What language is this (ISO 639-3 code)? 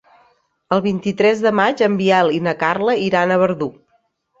cat